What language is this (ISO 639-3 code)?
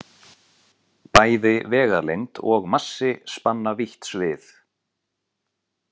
isl